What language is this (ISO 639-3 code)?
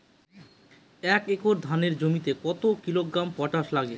ben